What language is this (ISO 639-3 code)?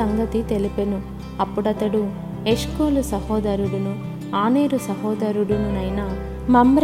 tel